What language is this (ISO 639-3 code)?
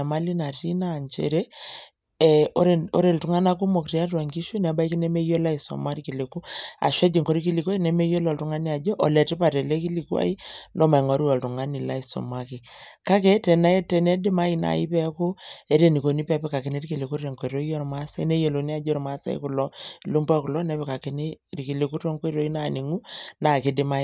mas